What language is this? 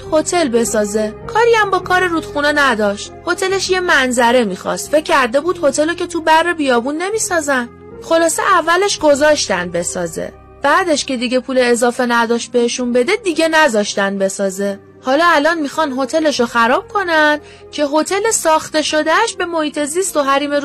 Persian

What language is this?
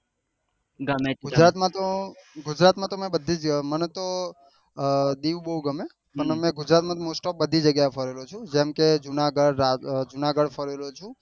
Gujarati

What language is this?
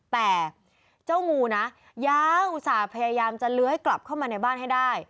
Thai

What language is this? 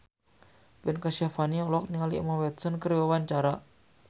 Sundanese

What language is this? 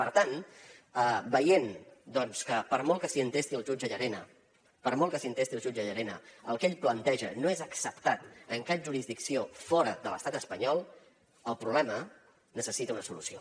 Catalan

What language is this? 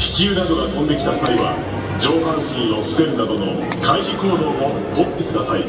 Japanese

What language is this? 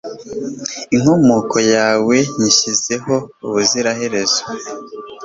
Kinyarwanda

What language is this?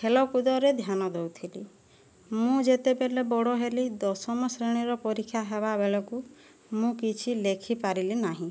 Odia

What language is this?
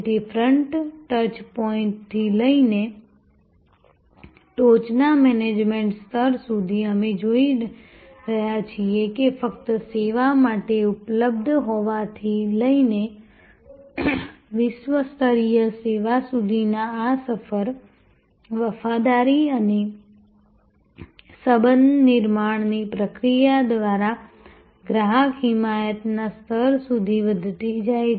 Gujarati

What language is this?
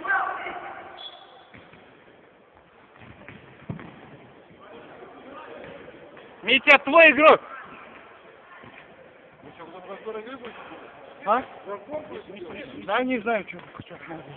Russian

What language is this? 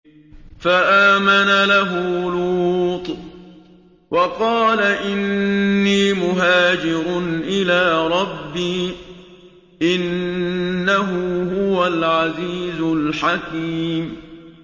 Arabic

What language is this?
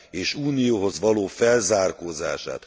Hungarian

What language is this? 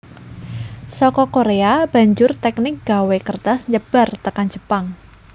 Javanese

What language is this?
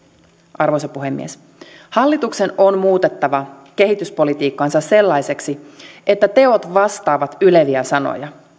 Finnish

